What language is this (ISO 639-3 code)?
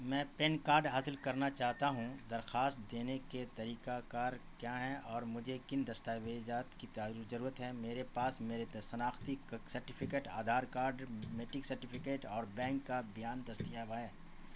urd